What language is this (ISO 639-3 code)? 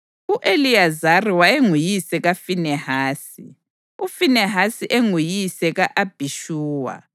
nde